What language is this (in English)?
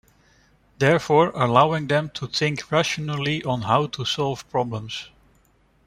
English